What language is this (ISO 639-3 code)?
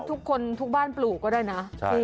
tha